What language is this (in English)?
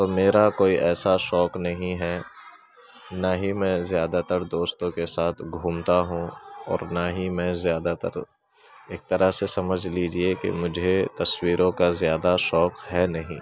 Urdu